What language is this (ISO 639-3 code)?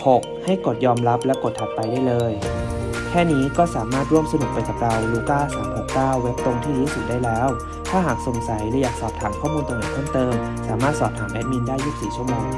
tha